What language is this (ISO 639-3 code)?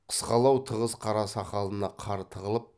kaz